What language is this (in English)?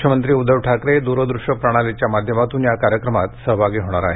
Marathi